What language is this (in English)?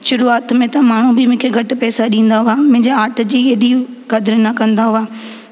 Sindhi